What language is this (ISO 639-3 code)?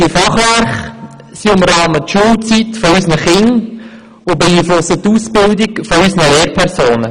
gsw